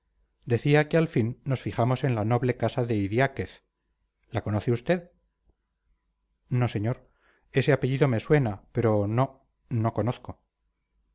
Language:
Spanish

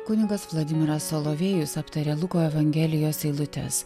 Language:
Lithuanian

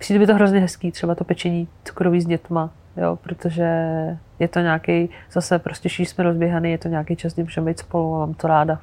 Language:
Czech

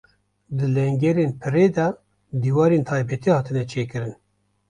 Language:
Kurdish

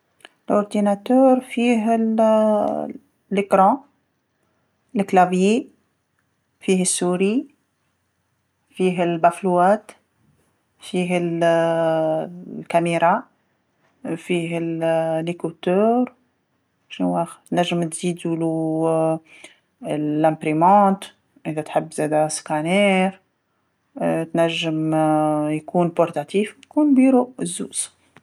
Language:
Tunisian Arabic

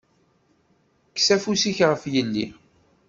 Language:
Kabyle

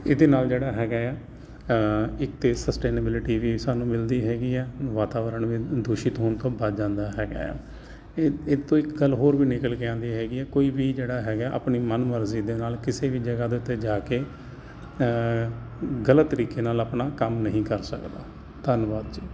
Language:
Punjabi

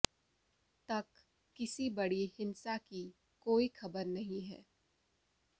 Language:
Hindi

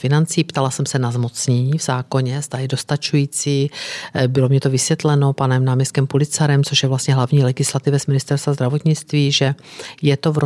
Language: Czech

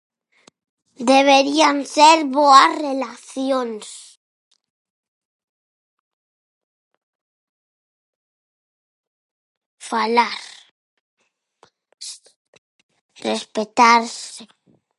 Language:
Galician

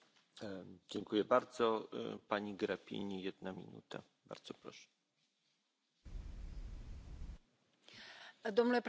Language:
Romanian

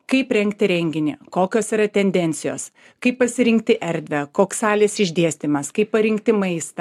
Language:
Lithuanian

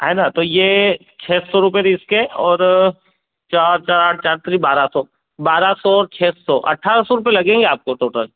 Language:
Hindi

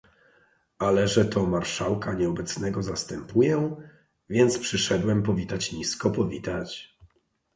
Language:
Polish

